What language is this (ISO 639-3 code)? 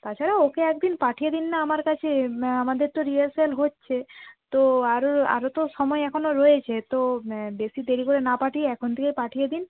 ben